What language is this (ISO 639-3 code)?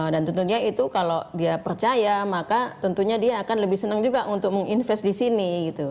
ind